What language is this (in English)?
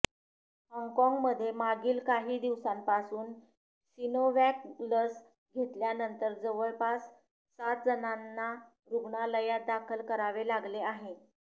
Marathi